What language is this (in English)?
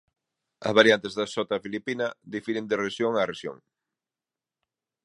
Galician